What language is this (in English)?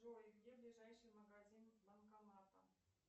Russian